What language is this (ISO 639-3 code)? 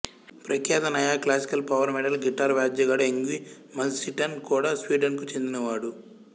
tel